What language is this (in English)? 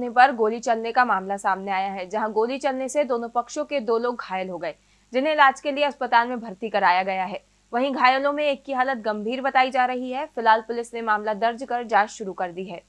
Hindi